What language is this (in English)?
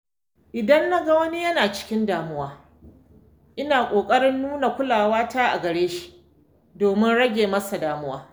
Hausa